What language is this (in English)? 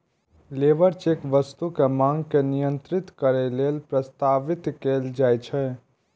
Maithili